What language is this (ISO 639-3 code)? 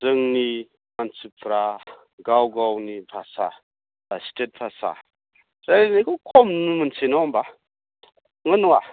brx